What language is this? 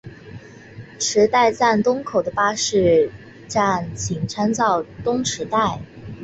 Chinese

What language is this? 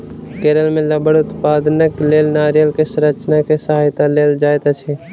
Maithili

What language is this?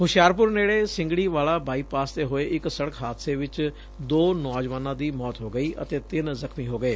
Punjabi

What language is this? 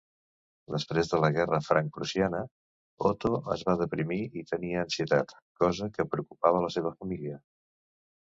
Catalan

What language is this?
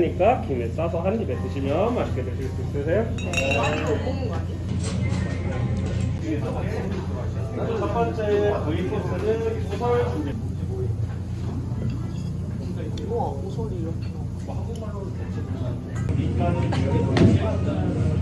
Korean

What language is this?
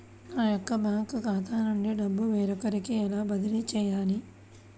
Telugu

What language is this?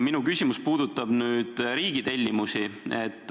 Estonian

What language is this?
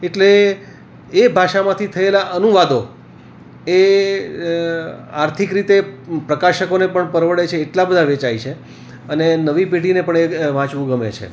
Gujarati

